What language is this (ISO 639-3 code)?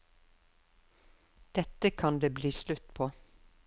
nor